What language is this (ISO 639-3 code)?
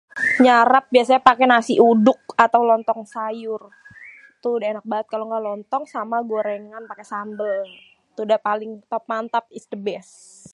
bew